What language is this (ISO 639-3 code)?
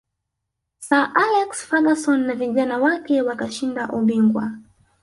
swa